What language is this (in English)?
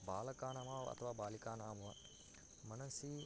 Sanskrit